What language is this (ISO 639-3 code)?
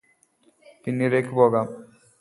mal